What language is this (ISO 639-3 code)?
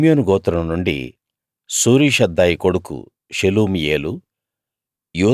tel